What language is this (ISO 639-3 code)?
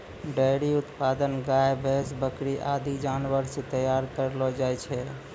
mai